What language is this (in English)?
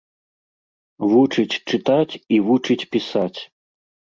Belarusian